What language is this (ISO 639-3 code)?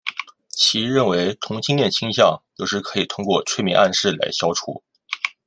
zho